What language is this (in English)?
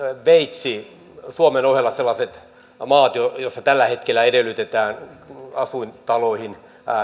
Finnish